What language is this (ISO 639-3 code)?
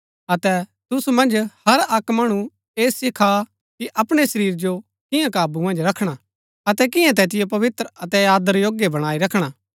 gbk